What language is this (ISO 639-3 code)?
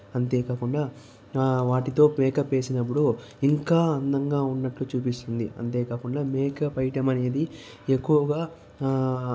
tel